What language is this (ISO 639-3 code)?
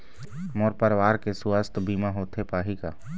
hne